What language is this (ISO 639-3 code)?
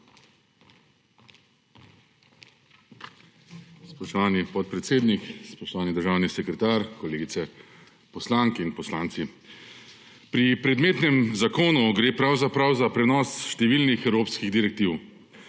slv